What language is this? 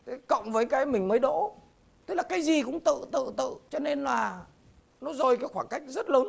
Vietnamese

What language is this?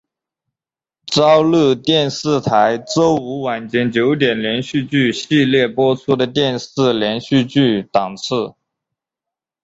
Chinese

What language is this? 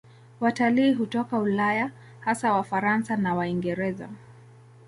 Swahili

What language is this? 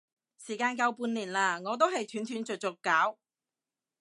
Cantonese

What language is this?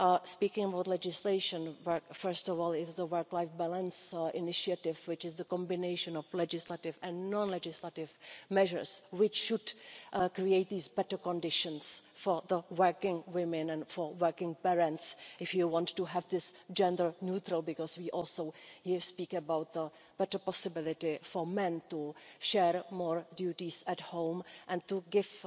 English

